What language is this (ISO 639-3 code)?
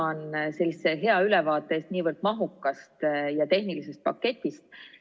est